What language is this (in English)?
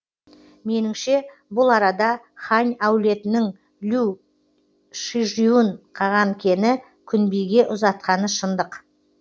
Kazakh